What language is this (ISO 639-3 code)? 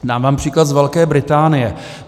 ces